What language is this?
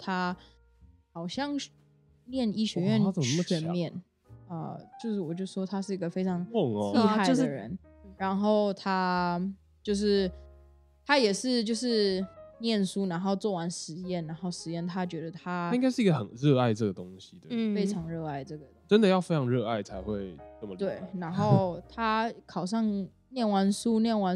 Chinese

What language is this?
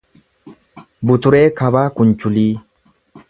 Oromo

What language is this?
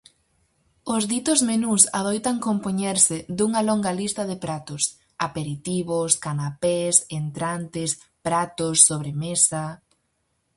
Galician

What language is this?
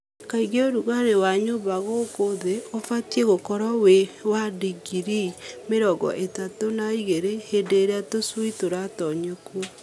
Kikuyu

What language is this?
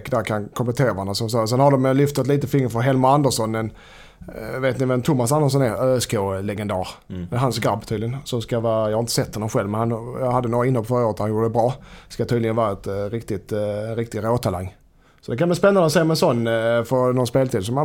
Swedish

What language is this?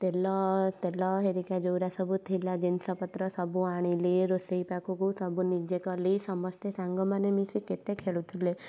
Odia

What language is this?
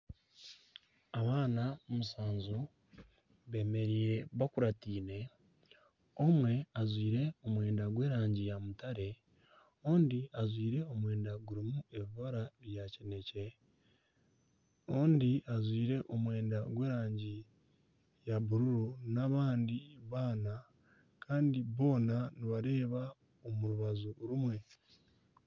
Nyankole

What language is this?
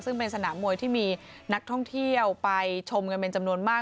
Thai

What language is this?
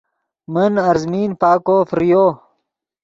Yidgha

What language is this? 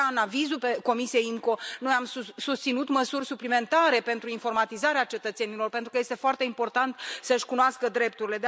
Romanian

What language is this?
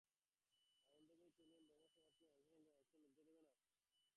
Bangla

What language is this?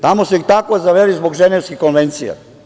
Serbian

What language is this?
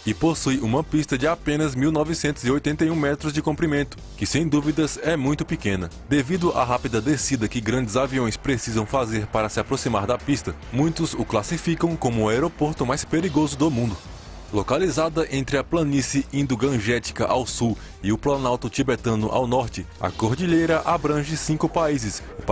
Portuguese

